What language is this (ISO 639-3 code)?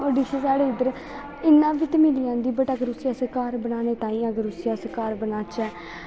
doi